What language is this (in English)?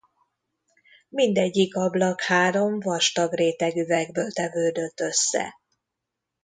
Hungarian